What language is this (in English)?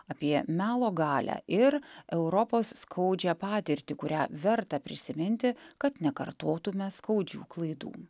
Lithuanian